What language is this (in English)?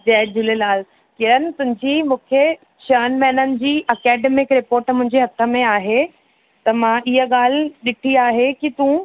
Sindhi